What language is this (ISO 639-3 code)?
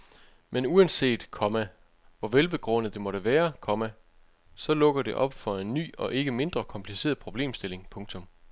dan